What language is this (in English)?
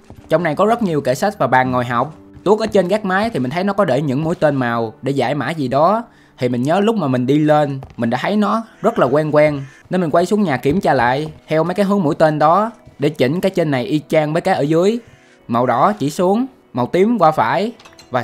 Vietnamese